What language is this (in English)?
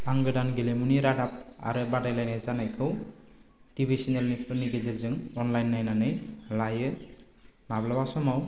Bodo